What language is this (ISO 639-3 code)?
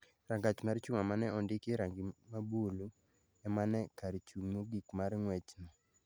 luo